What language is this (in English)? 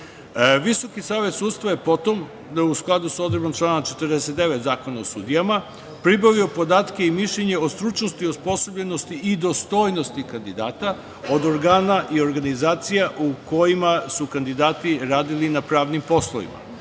Serbian